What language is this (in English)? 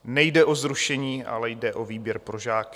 Czech